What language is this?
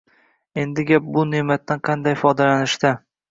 Uzbek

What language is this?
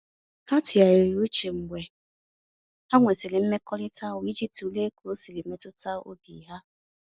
Igbo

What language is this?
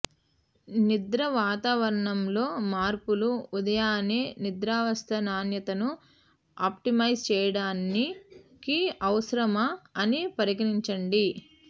Telugu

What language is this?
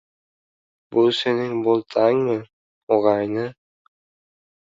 Uzbek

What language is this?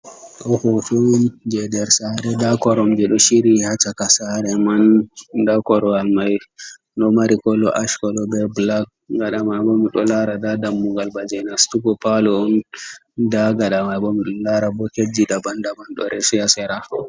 Fula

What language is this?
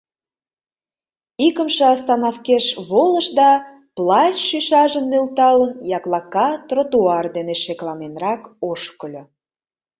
Mari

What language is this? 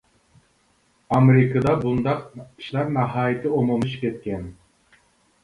Uyghur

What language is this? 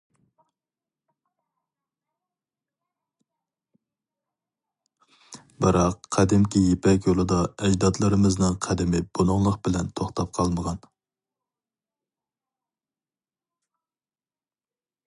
Uyghur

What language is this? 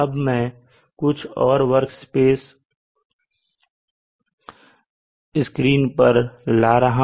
Hindi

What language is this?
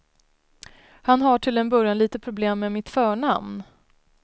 Swedish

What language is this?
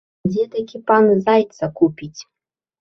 Belarusian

